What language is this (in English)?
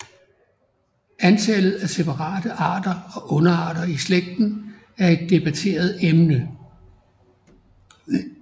Danish